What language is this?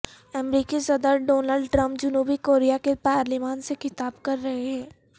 Urdu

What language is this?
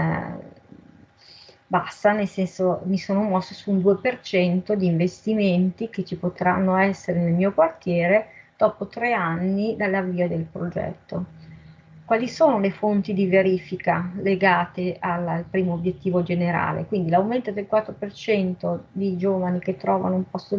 Italian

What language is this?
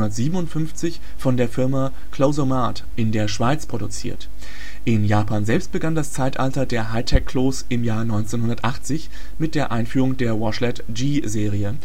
German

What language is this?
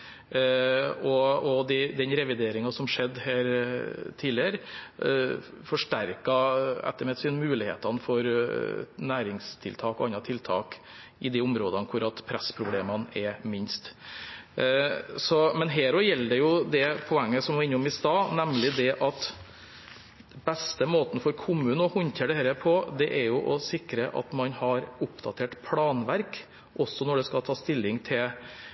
Norwegian Bokmål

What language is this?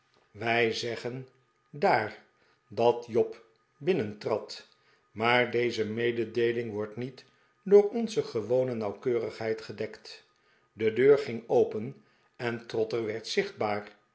Dutch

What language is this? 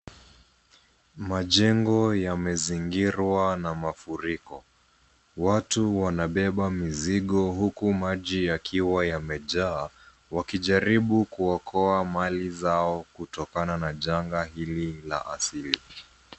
Swahili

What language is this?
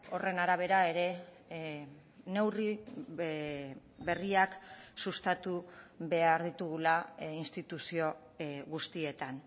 Basque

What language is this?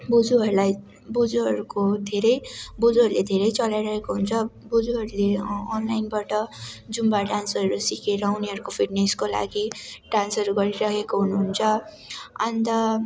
Nepali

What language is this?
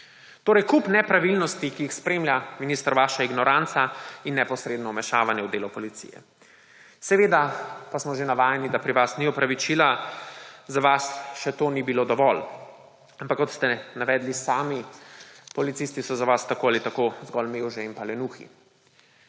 Slovenian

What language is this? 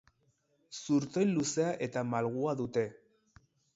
Basque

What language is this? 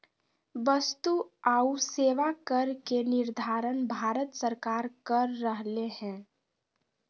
Magahi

